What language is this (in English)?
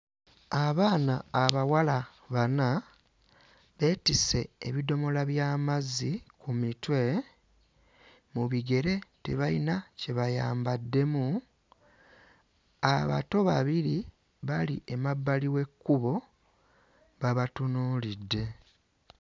Ganda